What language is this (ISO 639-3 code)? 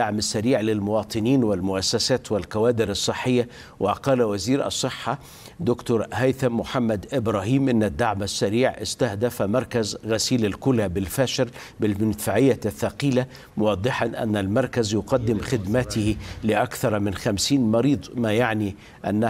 ara